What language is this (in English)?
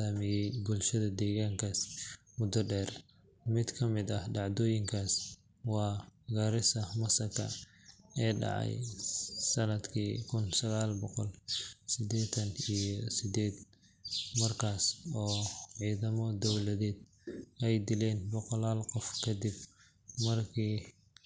Somali